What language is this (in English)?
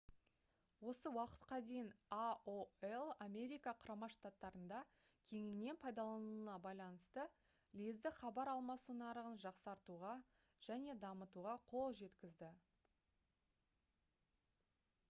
Kazakh